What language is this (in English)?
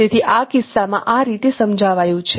Gujarati